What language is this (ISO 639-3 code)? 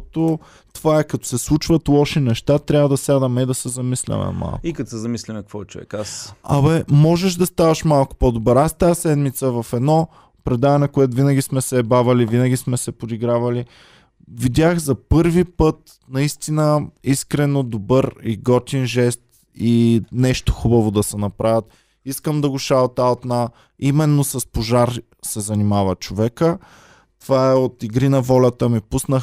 bul